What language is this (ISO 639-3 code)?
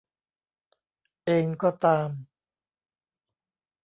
tha